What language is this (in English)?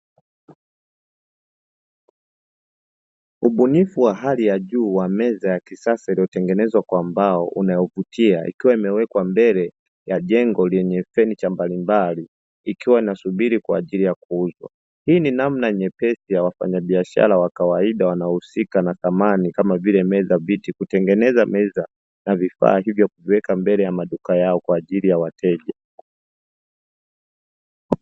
Swahili